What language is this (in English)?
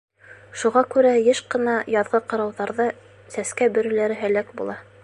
Bashkir